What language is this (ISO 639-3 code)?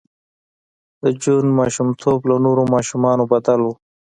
pus